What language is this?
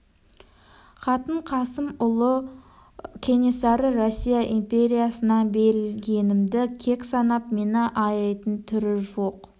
Kazakh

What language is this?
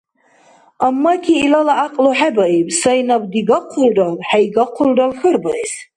Dargwa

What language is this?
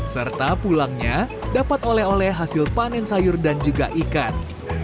Indonesian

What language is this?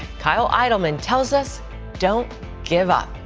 English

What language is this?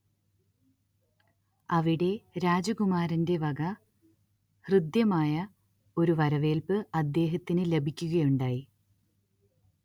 Malayalam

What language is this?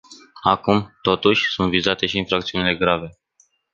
Romanian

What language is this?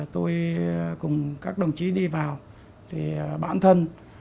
Vietnamese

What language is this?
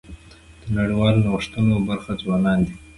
Pashto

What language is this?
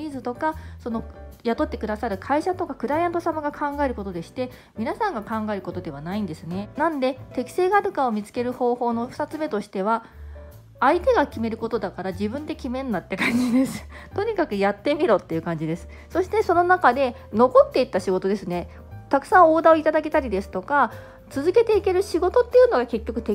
Japanese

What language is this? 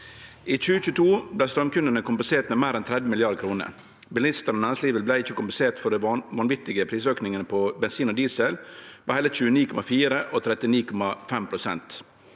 Norwegian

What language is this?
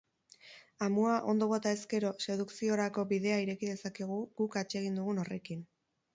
Basque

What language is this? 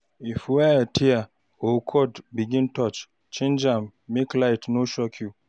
Nigerian Pidgin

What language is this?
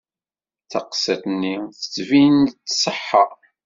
Kabyle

